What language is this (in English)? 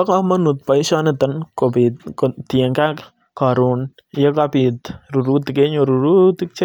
Kalenjin